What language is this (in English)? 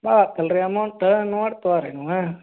Kannada